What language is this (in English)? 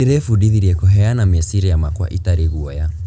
Kikuyu